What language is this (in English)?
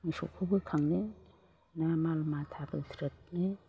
Bodo